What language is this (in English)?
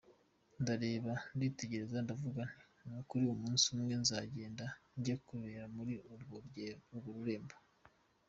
Kinyarwanda